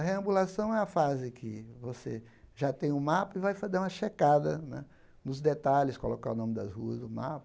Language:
Portuguese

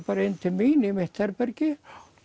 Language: Icelandic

